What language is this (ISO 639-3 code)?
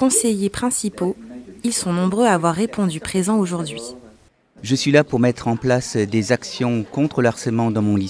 fra